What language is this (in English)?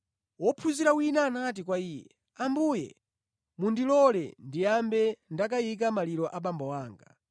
Nyanja